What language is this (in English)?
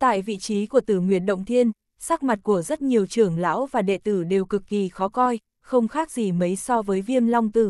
Vietnamese